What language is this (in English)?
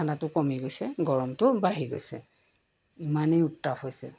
Assamese